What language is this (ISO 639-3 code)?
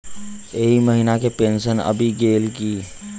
mai